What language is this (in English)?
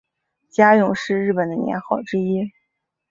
Chinese